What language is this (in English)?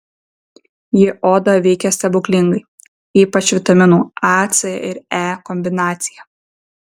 Lithuanian